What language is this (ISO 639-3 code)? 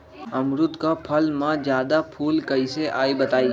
mag